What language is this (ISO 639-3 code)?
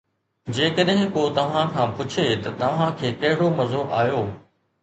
snd